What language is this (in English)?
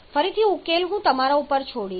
Gujarati